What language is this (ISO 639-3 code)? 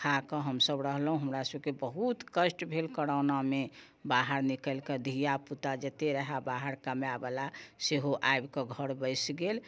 mai